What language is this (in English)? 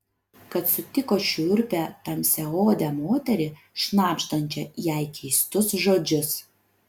Lithuanian